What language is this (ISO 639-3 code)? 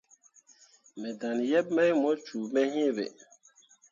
mua